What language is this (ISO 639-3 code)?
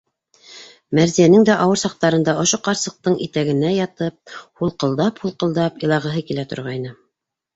bak